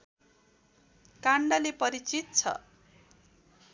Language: Nepali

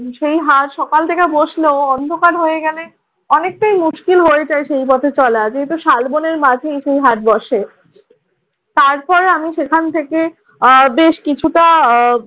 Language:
Bangla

